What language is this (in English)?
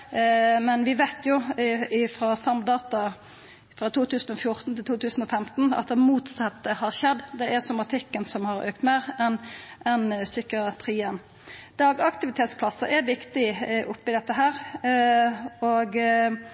Norwegian Nynorsk